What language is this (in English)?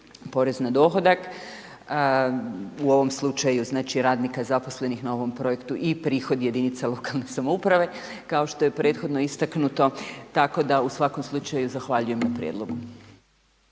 Croatian